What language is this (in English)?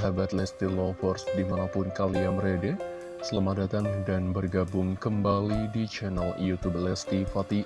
Indonesian